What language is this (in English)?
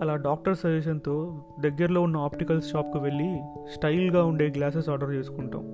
Telugu